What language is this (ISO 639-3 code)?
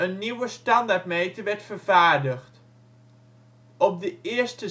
nld